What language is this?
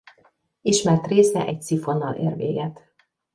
Hungarian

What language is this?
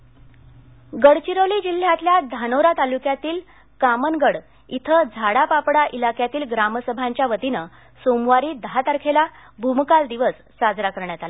Marathi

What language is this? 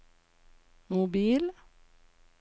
Norwegian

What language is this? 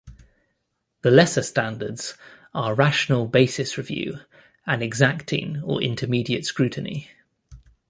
English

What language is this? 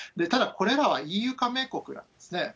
Japanese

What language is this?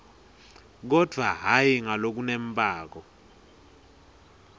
Swati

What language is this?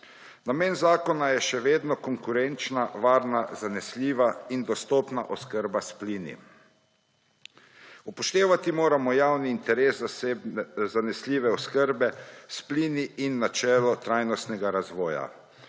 Slovenian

